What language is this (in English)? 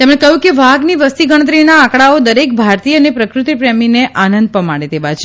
Gujarati